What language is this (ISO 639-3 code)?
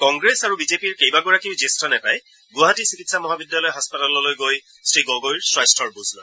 asm